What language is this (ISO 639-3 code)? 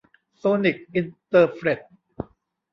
tha